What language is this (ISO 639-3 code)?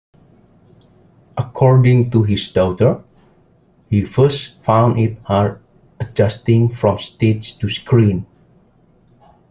eng